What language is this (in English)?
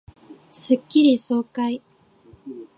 Japanese